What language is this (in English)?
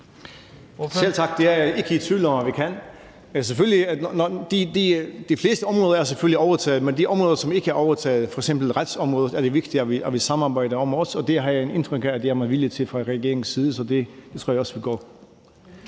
Danish